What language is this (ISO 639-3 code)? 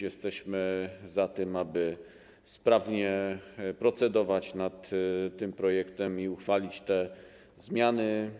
pol